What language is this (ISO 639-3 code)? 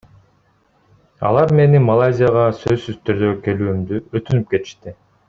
kir